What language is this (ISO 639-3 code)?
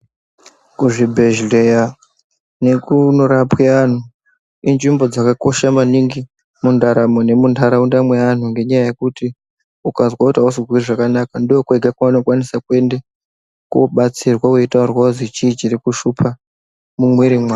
ndc